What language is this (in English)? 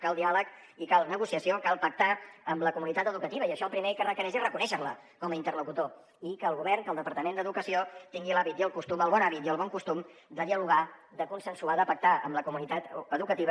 Catalan